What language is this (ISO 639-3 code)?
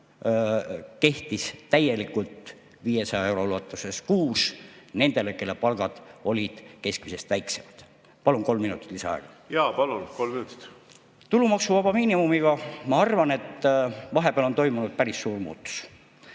est